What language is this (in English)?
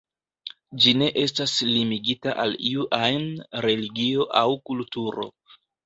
Esperanto